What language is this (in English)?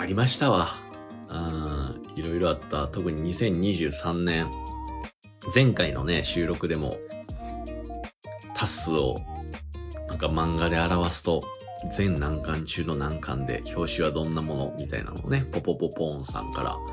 Japanese